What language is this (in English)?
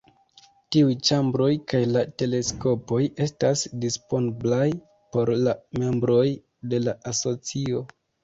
Esperanto